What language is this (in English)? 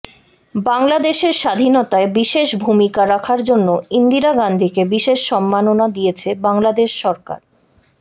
Bangla